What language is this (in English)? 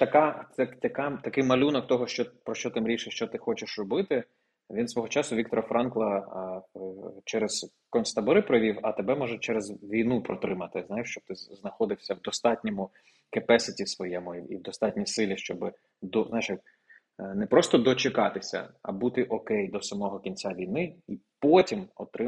Ukrainian